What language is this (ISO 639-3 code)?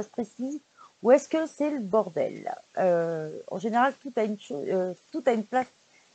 fra